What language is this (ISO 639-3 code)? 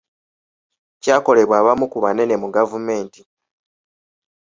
lug